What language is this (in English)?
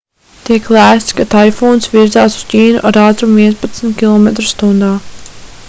Latvian